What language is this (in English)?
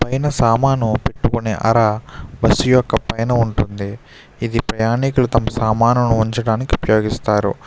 Telugu